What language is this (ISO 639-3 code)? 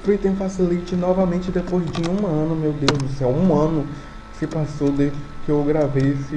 por